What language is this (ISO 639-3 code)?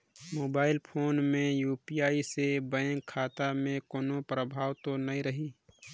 hne